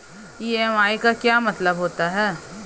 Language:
Hindi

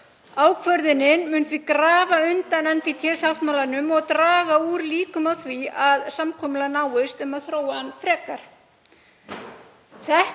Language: Icelandic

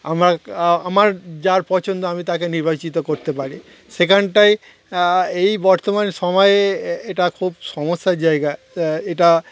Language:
Bangla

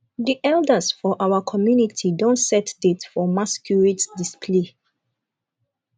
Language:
Nigerian Pidgin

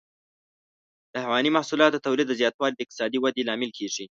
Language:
Pashto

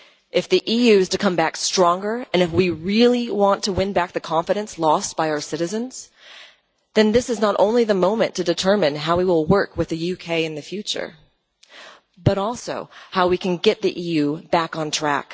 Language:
English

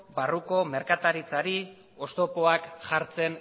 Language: Basque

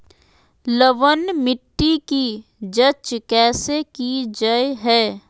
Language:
Magahi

